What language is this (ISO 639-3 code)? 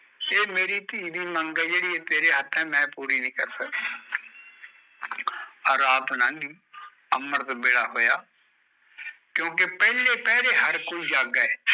pan